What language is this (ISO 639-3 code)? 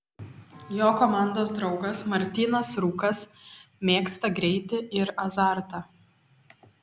lit